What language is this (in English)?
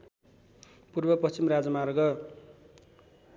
Nepali